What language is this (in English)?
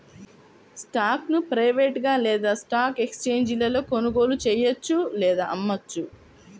Telugu